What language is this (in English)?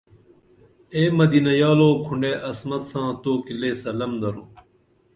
Dameli